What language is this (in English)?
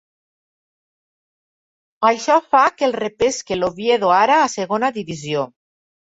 Catalan